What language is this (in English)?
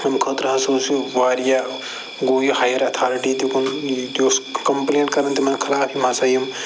Kashmiri